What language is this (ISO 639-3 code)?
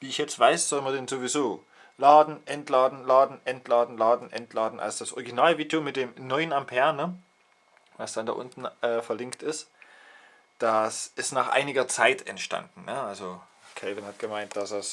deu